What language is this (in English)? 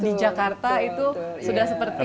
Indonesian